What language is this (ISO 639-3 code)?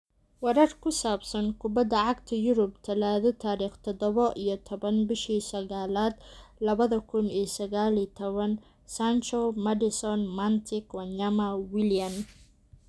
som